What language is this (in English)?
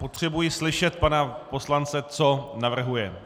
Czech